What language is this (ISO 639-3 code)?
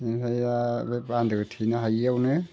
brx